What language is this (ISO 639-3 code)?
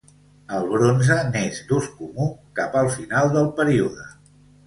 cat